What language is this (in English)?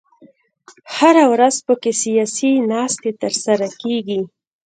Pashto